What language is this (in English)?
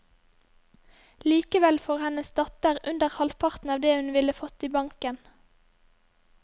Norwegian